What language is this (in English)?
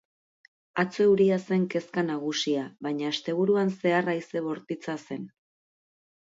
Basque